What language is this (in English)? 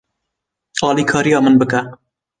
Kurdish